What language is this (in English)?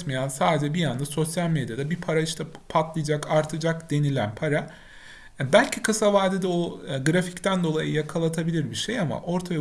Turkish